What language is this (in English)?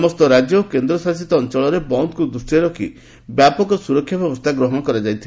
Odia